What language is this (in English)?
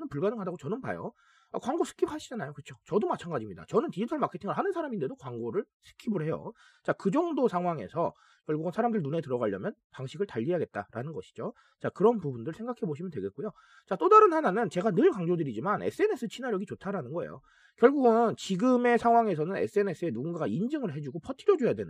Korean